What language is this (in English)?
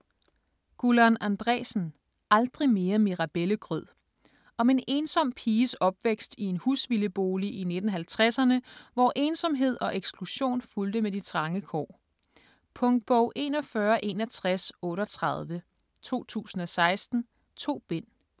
Danish